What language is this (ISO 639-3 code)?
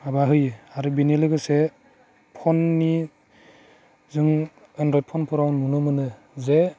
brx